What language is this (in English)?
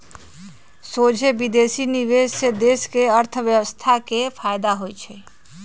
Magahi